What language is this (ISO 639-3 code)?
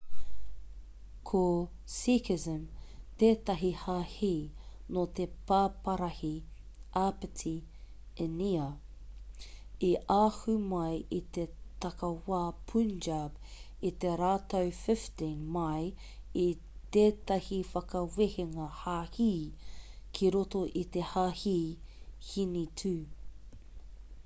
mri